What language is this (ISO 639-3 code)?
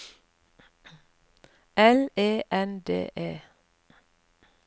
nor